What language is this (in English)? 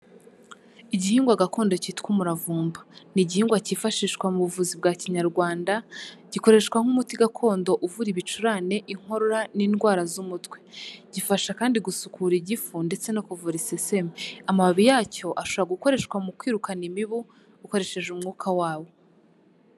Kinyarwanda